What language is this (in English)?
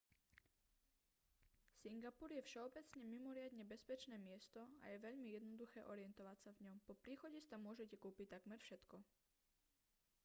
Slovak